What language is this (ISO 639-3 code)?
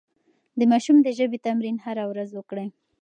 pus